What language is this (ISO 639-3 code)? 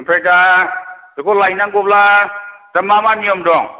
brx